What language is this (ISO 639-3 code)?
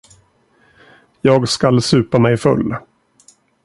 swe